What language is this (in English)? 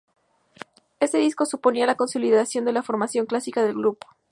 Spanish